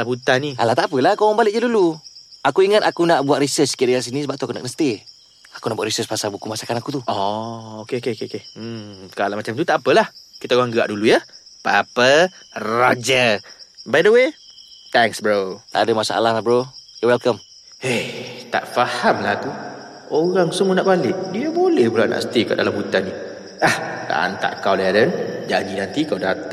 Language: Malay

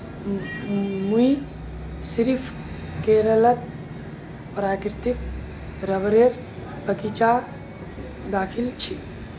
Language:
Magahi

